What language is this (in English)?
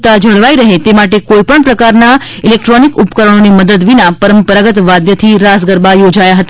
Gujarati